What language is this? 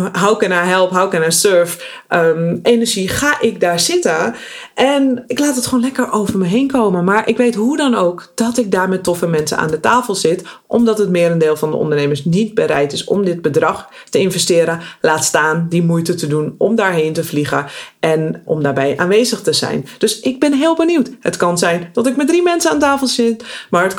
Dutch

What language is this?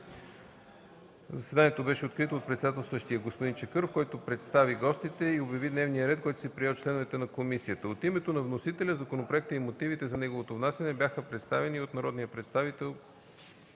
Bulgarian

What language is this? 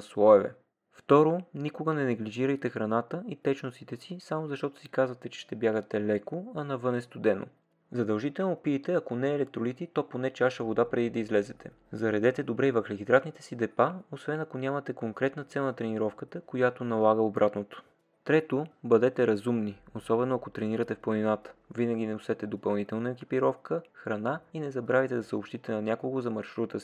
Bulgarian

